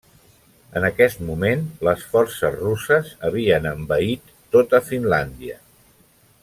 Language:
Catalan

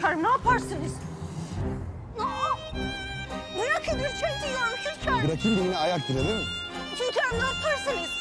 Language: Turkish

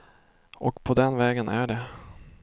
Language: Swedish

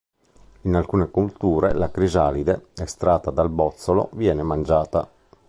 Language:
Italian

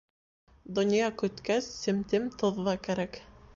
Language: Bashkir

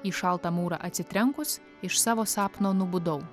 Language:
Lithuanian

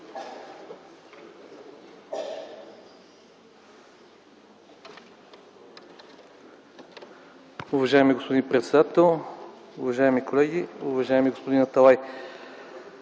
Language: Bulgarian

